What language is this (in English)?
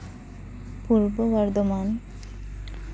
Santali